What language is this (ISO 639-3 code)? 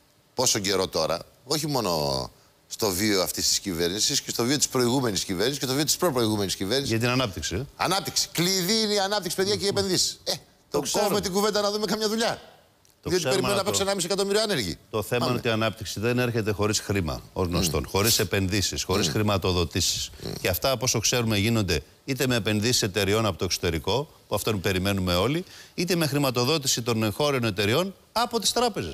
ell